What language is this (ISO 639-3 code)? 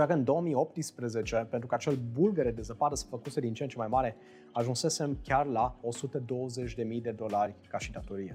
ron